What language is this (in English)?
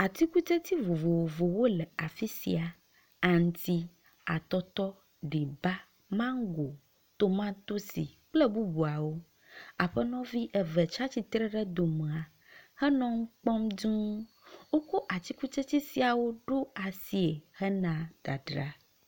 Ewe